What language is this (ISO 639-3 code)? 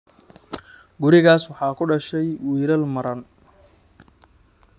som